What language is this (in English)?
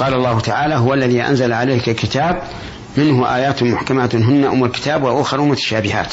Arabic